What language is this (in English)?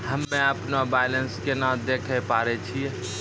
Maithili